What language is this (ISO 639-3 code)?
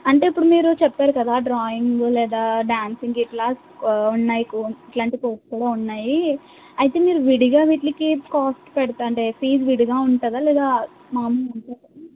tel